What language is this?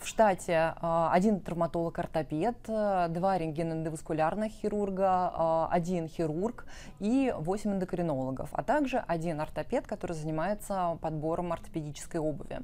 Russian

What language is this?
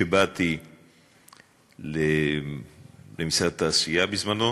Hebrew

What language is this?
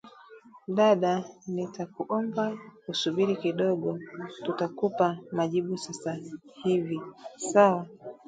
Swahili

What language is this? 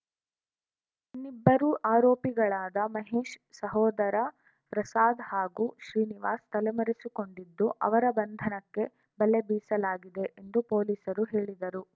Kannada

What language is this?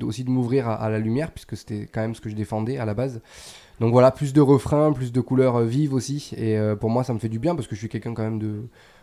French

